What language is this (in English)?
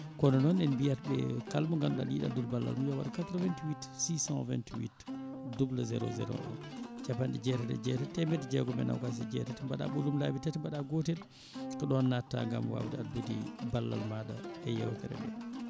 Fula